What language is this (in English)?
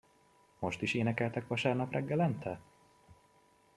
Hungarian